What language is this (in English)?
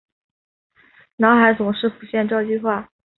Chinese